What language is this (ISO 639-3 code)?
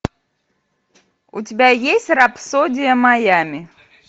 rus